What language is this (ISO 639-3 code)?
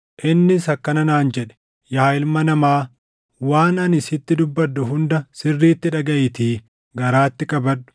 orm